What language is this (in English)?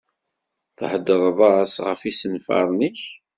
Kabyle